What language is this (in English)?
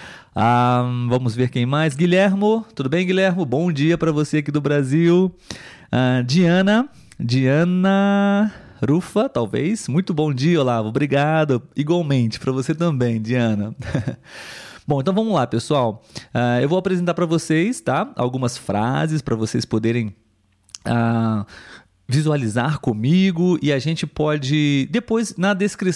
Portuguese